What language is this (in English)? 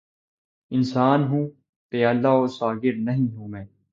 Urdu